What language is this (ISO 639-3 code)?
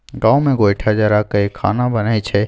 mai